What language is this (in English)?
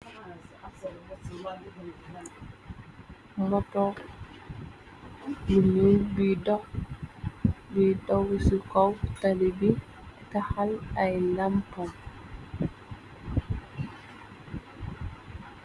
Wolof